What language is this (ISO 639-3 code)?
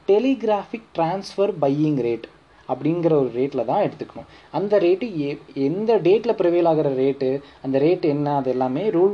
tam